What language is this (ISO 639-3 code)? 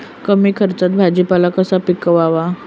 mar